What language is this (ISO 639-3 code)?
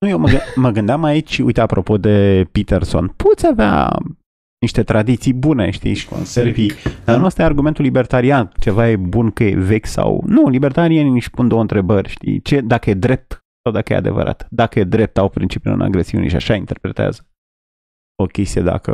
ron